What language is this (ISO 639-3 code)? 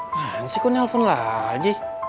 ind